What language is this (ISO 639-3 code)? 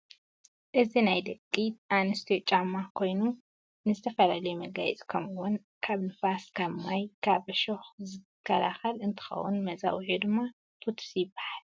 tir